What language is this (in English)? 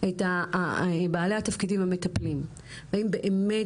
Hebrew